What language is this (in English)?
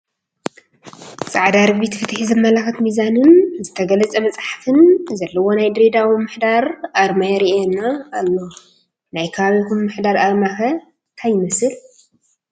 Tigrinya